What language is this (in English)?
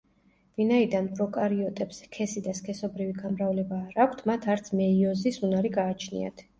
Georgian